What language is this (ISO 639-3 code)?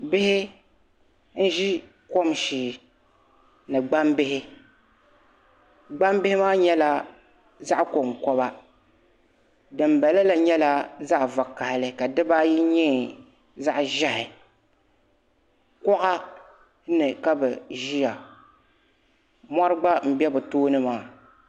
dag